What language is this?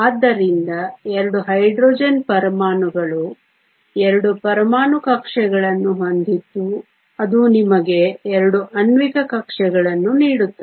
Kannada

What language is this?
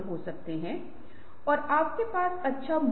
Hindi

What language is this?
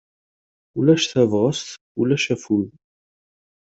Kabyle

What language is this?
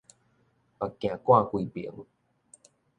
Min Nan Chinese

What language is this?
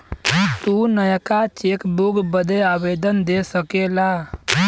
Bhojpuri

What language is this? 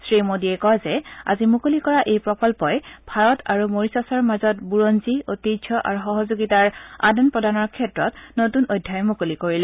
Assamese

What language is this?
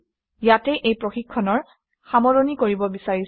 Assamese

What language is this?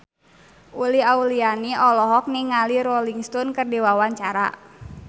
Sundanese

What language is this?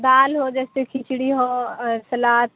Urdu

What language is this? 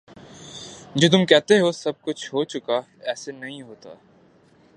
Urdu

